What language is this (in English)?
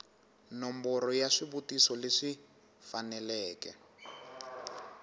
Tsonga